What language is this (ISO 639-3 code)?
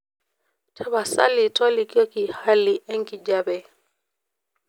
mas